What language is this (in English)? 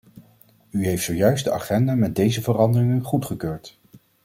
Dutch